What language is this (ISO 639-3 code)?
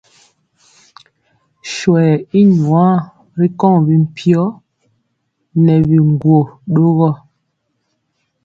mcx